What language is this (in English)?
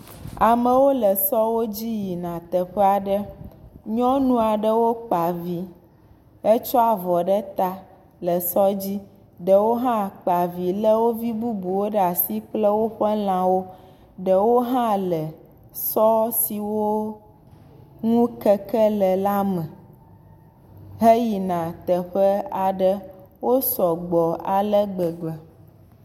Ewe